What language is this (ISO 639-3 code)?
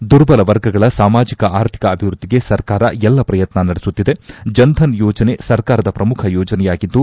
kan